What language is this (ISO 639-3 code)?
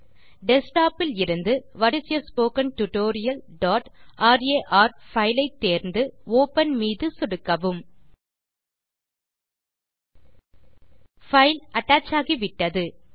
tam